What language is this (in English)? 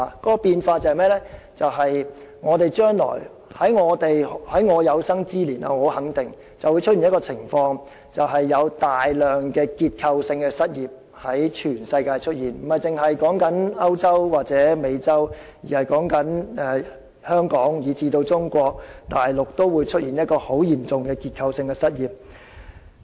Cantonese